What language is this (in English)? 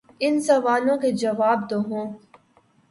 Urdu